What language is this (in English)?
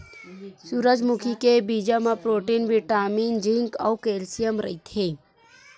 Chhattisgarhi